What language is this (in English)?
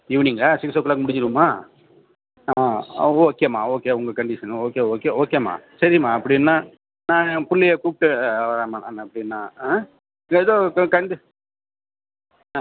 Tamil